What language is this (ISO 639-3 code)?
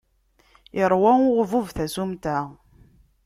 kab